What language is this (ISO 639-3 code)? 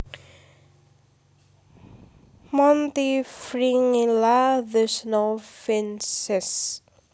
jav